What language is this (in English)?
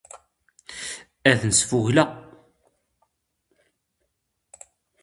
Standard Moroccan Tamazight